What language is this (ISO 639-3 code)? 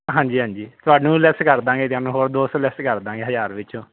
pan